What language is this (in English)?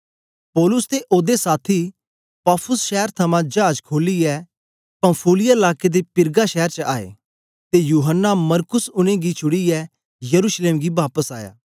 Dogri